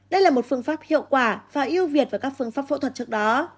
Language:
Vietnamese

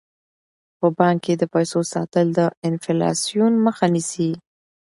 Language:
Pashto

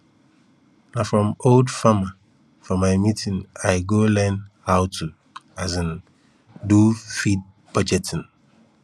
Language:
Nigerian Pidgin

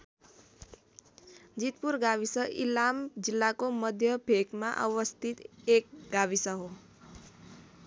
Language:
Nepali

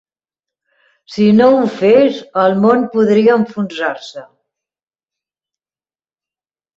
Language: Catalan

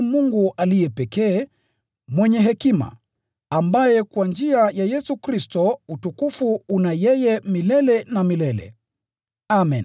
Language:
Swahili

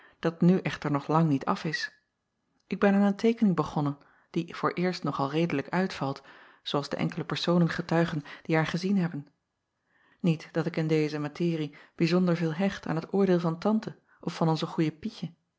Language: Dutch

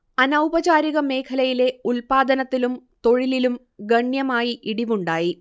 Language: Malayalam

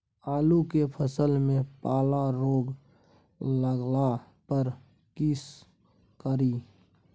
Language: Maithili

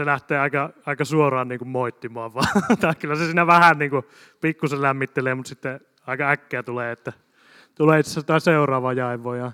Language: Finnish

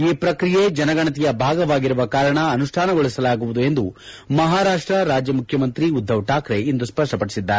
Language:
Kannada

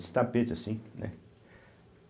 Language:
Portuguese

